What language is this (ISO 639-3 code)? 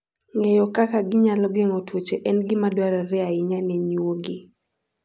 luo